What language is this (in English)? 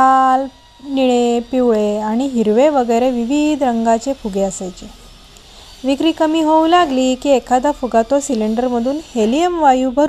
Marathi